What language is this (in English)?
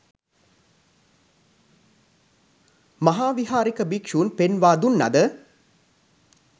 Sinhala